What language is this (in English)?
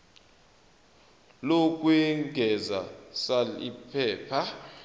Zulu